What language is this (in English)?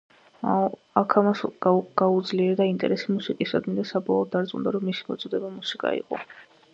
Georgian